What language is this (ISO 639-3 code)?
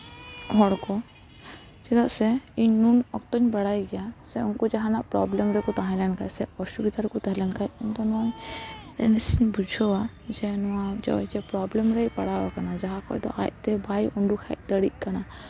sat